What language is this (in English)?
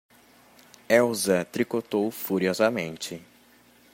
Portuguese